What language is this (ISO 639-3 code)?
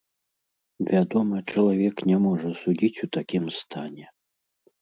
bel